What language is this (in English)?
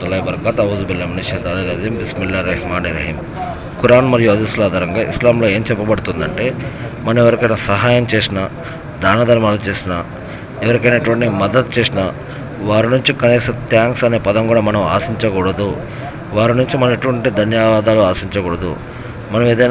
Telugu